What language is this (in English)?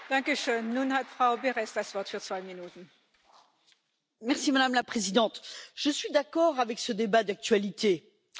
French